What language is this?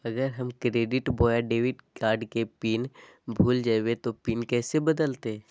Magahi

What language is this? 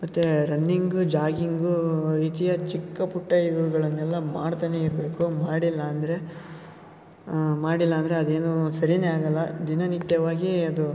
Kannada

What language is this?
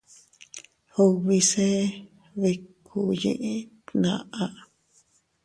Teutila Cuicatec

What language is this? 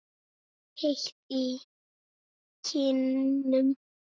Icelandic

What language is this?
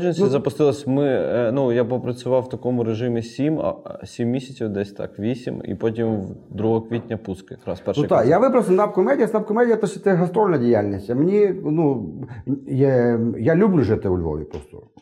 Ukrainian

